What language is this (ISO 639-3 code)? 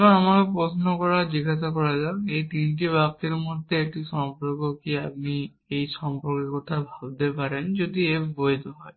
ben